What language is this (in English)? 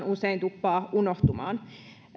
Finnish